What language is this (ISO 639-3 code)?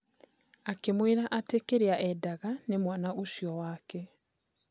kik